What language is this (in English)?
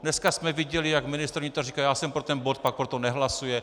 Czech